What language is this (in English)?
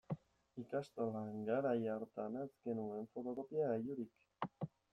Basque